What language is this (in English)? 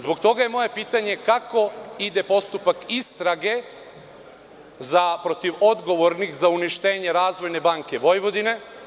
Serbian